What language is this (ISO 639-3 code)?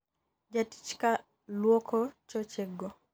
luo